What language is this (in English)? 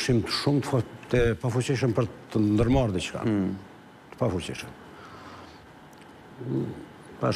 Romanian